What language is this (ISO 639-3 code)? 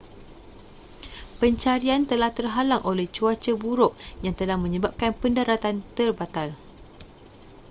msa